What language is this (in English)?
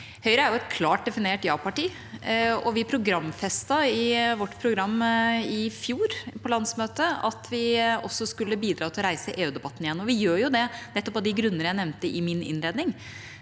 Norwegian